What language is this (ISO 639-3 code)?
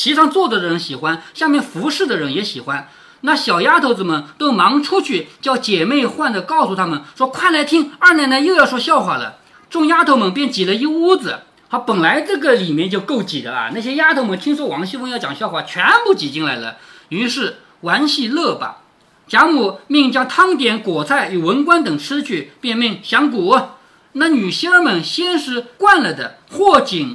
zho